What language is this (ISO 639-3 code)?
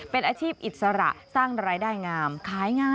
tha